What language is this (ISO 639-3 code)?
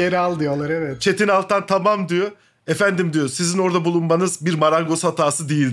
tur